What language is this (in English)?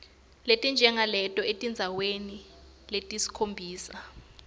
Swati